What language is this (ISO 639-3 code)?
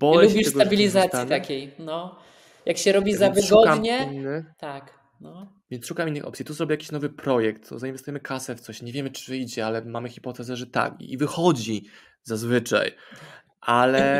pol